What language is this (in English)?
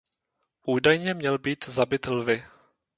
Czech